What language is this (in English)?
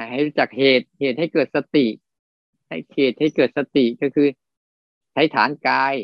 Thai